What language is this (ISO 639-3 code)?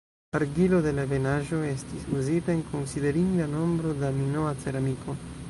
epo